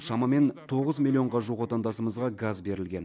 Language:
Kazakh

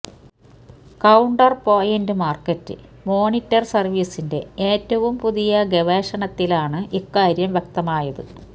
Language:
Malayalam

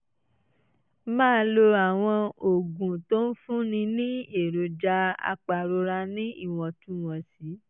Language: Yoruba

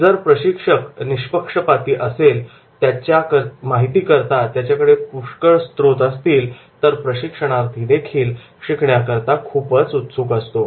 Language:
Marathi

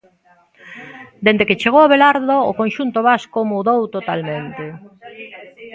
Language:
Galician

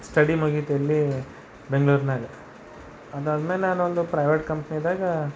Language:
Kannada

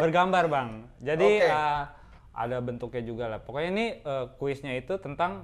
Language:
Indonesian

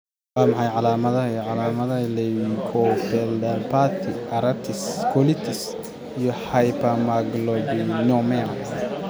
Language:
Somali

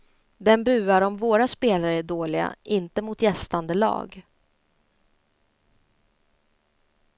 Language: Swedish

